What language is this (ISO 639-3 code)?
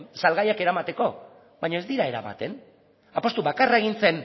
eus